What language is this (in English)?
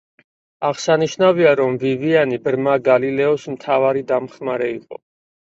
Georgian